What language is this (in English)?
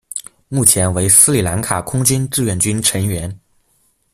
Chinese